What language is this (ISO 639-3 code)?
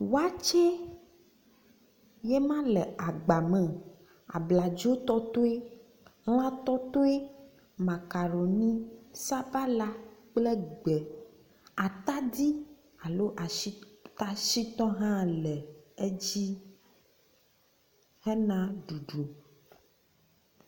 ewe